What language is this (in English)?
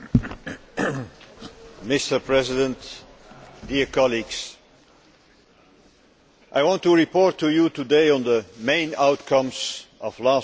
English